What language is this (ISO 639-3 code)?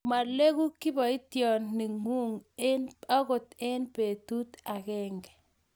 kln